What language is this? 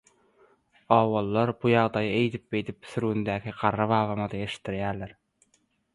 Turkmen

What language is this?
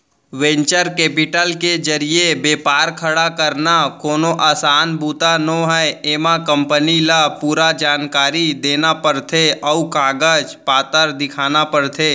Chhattisgarhi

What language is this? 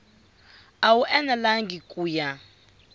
Tsonga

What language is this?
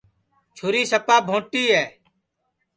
Sansi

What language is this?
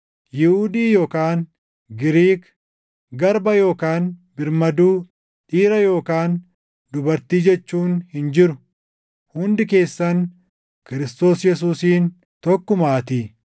Oromo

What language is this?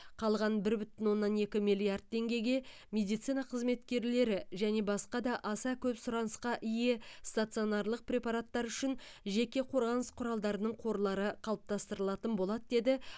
Kazakh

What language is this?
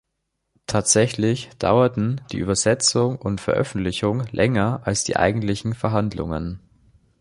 German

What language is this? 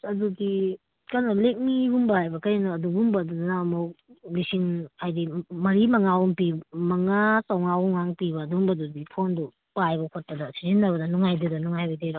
Manipuri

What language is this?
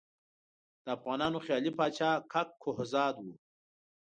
Pashto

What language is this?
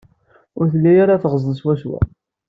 Kabyle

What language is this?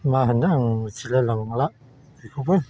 Bodo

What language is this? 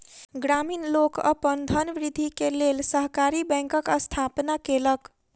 Maithili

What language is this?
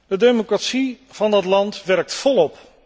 Dutch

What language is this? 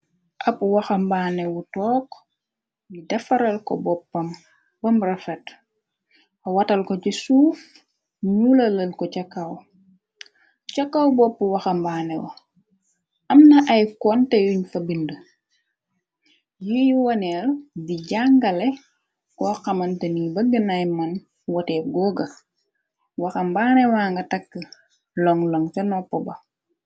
Wolof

